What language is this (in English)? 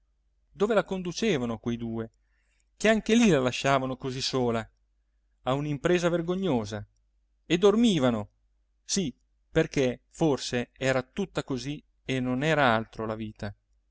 Italian